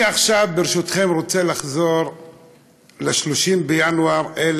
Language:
Hebrew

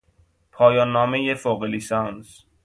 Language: Persian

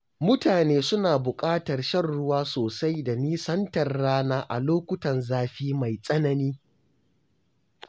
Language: Hausa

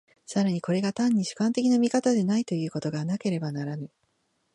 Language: Japanese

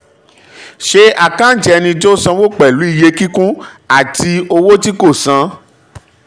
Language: Yoruba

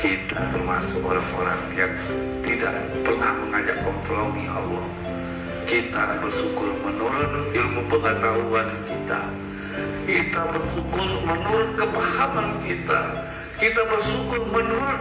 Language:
Indonesian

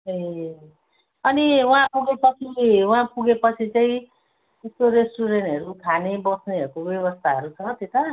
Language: Nepali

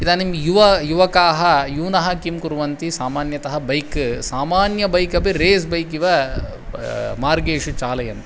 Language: Sanskrit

